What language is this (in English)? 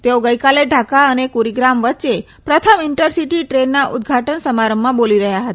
Gujarati